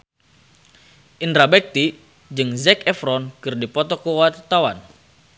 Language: Sundanese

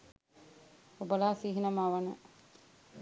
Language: Sinhala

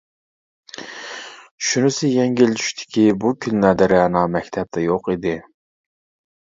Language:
Uyghur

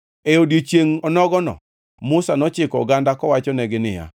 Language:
Luo (Kenya and Tanzania)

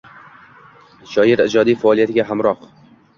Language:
Uzbek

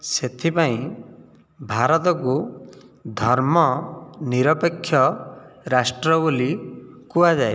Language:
Odia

